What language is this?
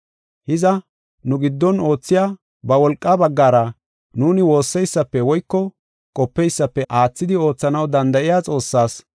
Gofa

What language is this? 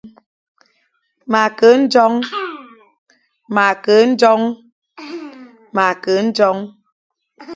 Fang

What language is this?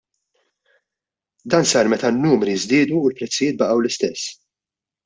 Maltese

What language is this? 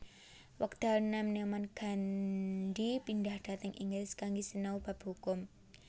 Javanese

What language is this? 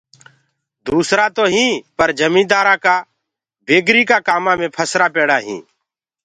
Gurgula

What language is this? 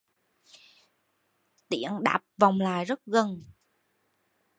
Vietnamese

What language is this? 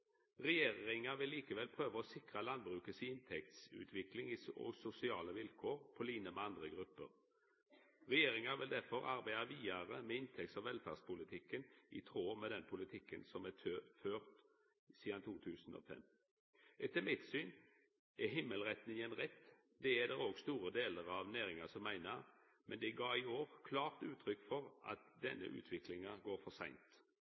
Norwegian Nynorsk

